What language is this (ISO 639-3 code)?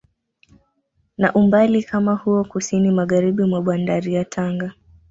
swa